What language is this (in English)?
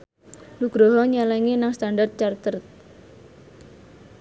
Javanese